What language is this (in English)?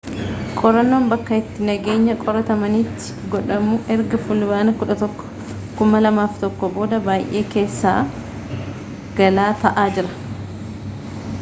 Oromo